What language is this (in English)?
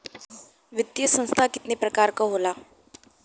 Bhojpuri